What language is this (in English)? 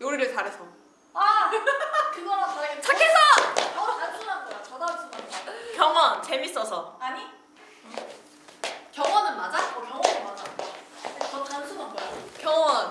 Korean